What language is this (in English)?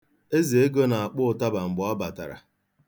Igbo